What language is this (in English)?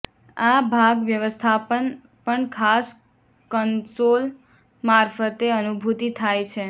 Gujarati